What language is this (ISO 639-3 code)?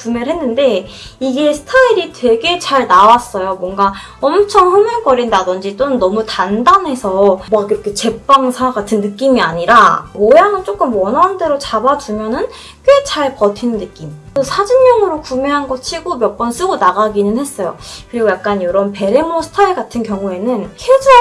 kor